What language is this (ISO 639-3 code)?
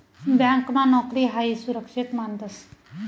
mar